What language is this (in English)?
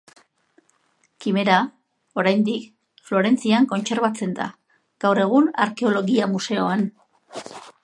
Basque